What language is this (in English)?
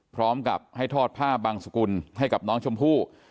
Thai